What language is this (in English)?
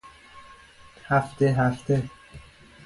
Persian